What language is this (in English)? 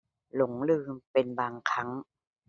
Thai